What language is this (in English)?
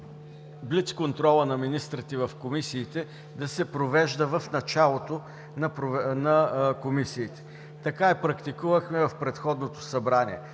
Bulgarian